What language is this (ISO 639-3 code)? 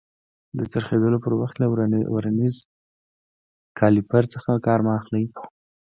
pus